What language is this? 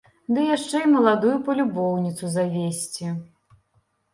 Belarusian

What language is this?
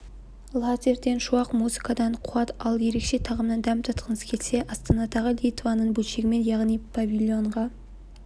Kazakh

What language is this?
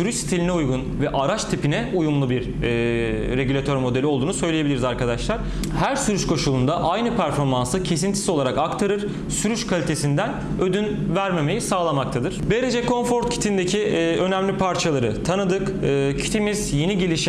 Turkish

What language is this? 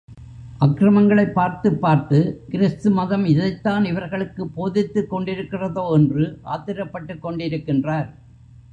Tamil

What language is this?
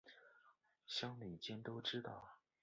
Chinese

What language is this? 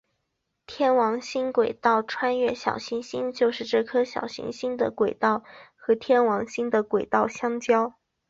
Chinese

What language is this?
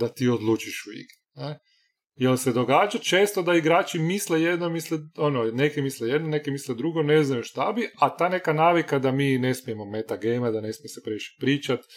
Croatian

